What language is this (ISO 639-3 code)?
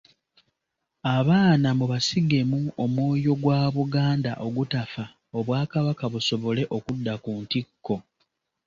lug